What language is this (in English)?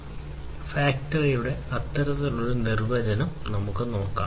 Malayalam